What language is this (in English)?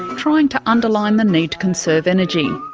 English